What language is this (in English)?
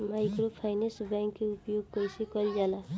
Bhojpuri